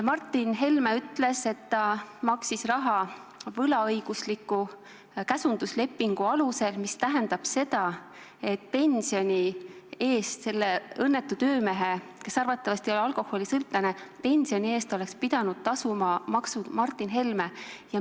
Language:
Estonian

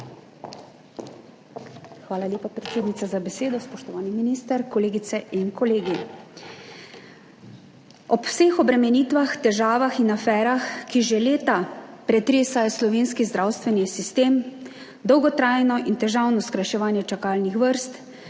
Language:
Slovenian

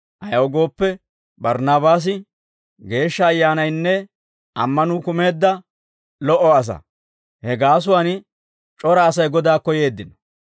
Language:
Dawro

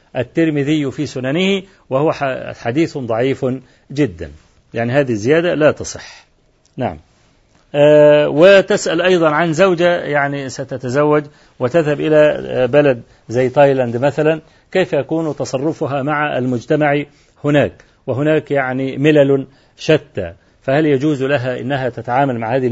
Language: Arabic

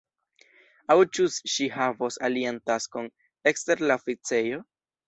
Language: Esperanto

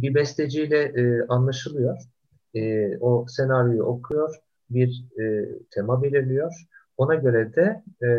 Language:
Turkish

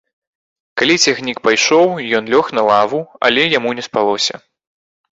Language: Belarusian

